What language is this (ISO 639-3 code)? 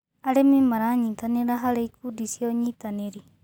kik